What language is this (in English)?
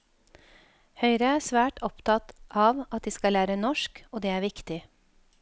Norwegian